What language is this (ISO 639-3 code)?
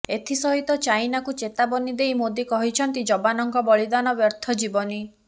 ori